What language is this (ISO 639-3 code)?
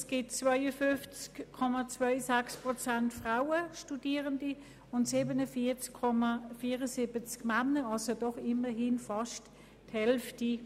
gsw